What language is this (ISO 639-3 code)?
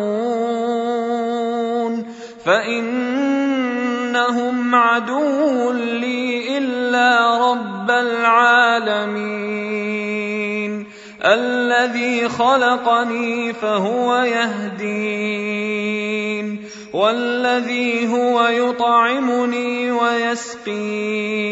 ara